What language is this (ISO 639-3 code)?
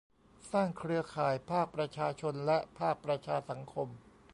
tha